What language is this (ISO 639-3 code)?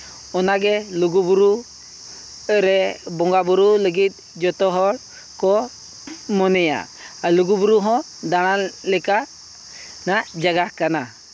sat